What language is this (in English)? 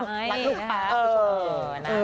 Thai